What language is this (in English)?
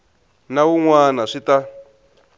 Tsonga